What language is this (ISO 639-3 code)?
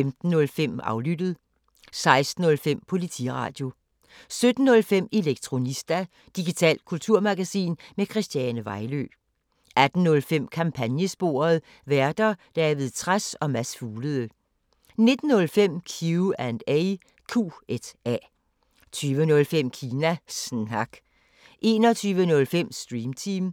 dan